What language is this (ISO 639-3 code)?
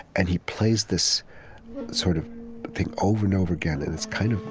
eng